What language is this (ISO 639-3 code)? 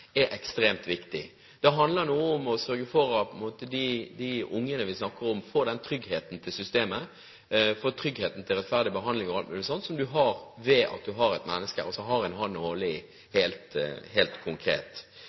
nob